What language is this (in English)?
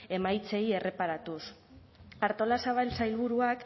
Basque